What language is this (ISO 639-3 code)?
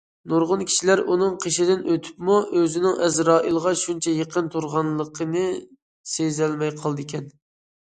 uig